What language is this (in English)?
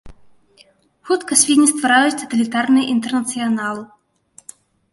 Belarusian